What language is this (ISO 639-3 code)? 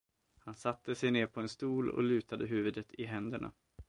swe